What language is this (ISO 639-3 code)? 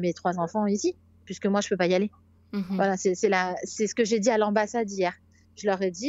fra